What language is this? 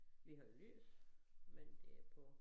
Danish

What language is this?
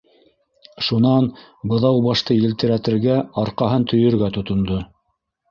Bashkir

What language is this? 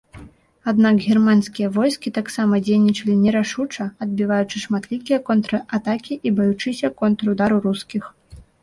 Belarusian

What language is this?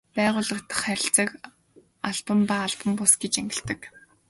Mongolian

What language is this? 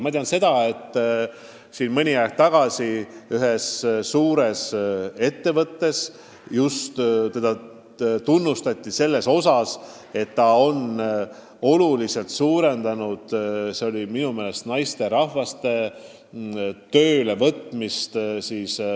Estonian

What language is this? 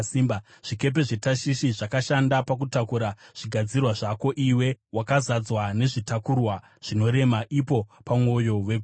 Shona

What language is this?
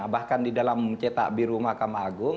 Indonesian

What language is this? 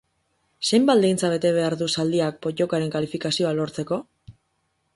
Basque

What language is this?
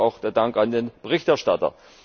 German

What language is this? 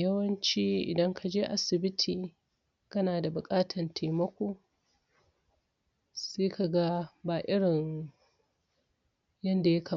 Hausa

